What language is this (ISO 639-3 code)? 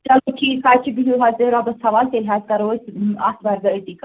kas